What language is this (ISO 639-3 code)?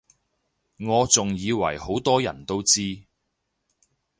yue